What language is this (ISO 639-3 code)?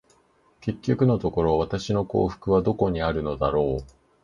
jpn